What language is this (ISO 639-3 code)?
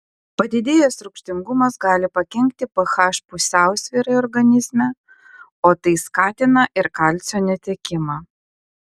lit